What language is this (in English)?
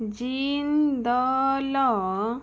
Odia